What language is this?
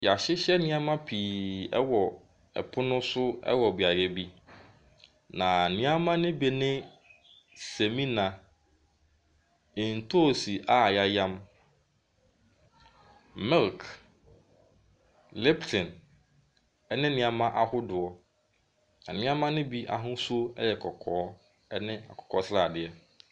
Akan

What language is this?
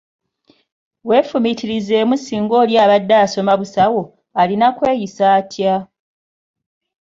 Ganda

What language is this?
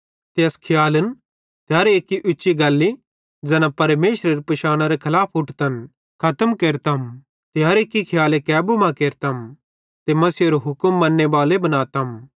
Bhadrawahi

